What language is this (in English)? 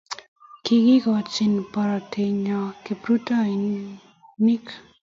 Kalenjin